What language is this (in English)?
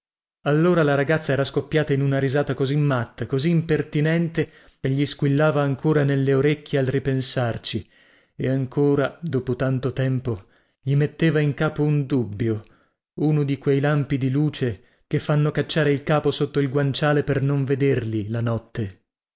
Italian